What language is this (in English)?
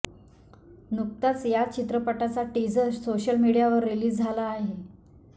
Marathi